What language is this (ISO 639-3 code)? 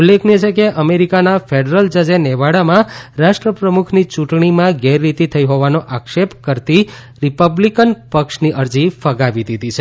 guj